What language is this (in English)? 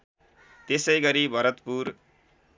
Nepali